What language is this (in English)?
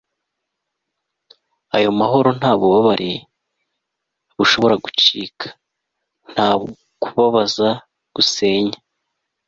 Kinyarwanda